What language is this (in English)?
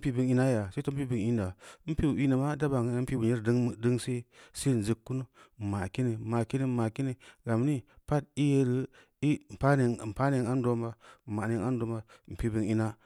Samba Leko